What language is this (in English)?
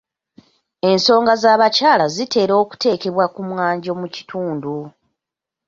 Ganda